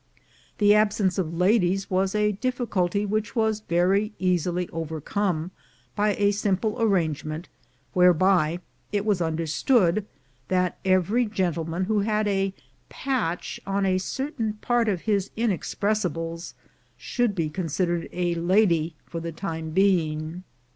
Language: English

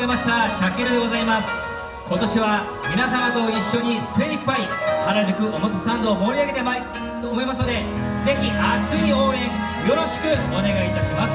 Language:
Japanese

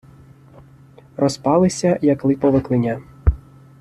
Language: Ukrainian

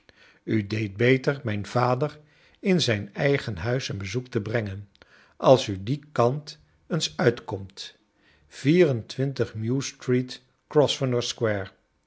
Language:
Dutch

